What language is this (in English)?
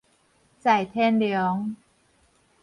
Min Nan Chinese